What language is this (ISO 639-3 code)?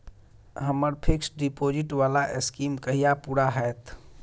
mai